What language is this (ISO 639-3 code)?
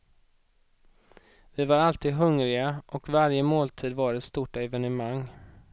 swe